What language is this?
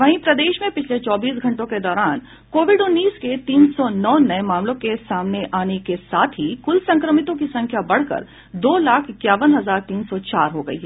Hindi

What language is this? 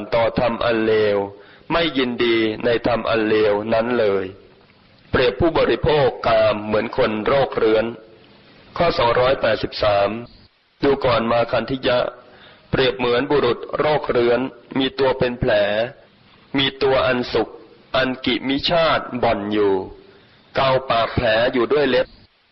Thai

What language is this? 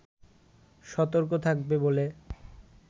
Bangla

